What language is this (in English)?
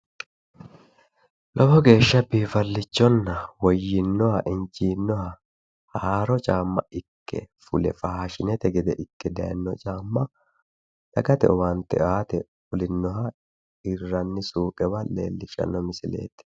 Sidamo